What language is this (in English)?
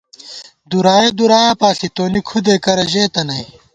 Gawar-Bati